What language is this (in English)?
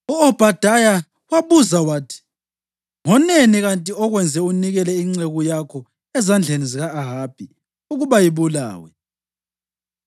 North Ndebele